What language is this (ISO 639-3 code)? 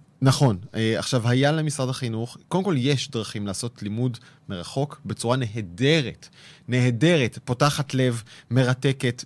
heb